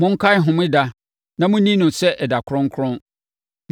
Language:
Akan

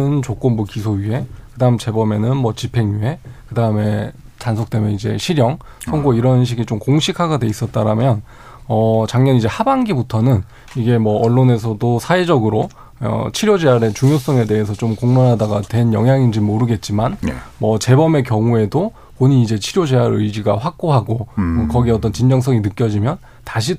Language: Korean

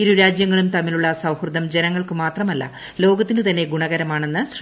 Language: Malayalam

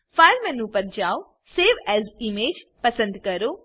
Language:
Gujarati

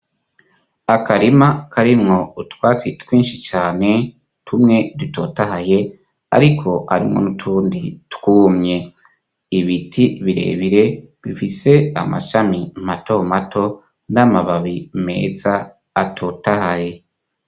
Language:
Rundi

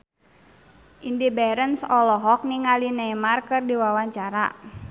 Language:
Sundanese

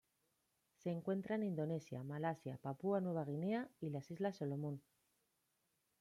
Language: Spanish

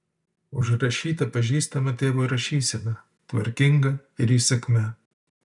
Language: Lithuanian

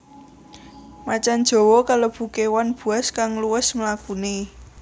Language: Javanese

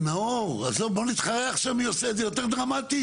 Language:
Hebrew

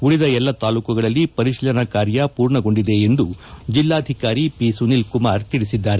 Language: Kannada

